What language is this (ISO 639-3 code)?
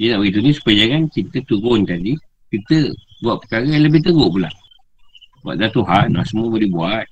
msa